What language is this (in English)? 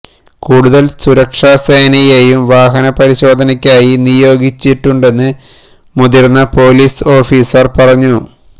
Malayalam